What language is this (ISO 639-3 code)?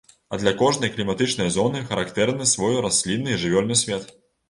bel